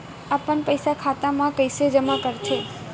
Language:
Chhattisgarhi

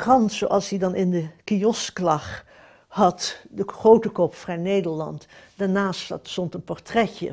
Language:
Dutch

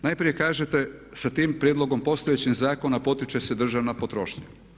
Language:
Croatian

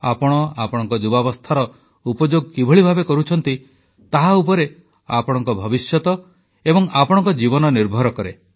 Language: Odia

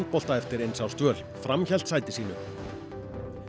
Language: Icelandic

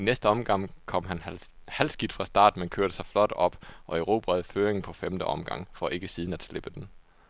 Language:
Danish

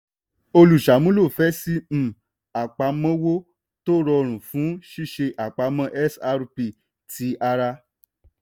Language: Yoruba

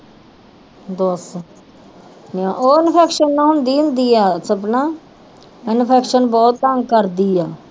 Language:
Punjabi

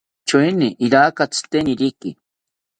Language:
South Ucayali Ashéninka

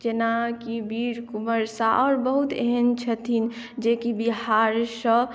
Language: Maithili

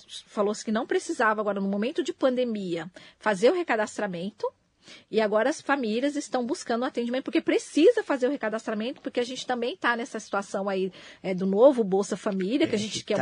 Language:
Portuguese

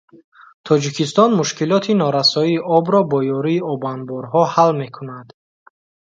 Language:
Tajik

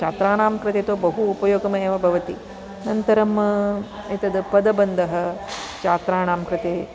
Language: Sanskrit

